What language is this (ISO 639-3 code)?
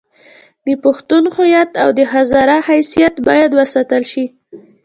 pus